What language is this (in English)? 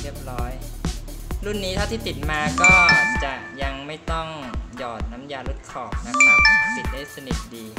Thai